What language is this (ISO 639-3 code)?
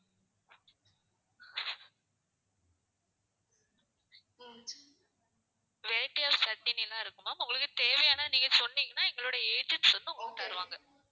tam